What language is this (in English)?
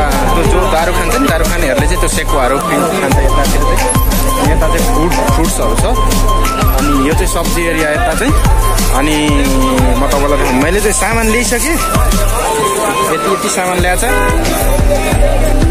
Indonesian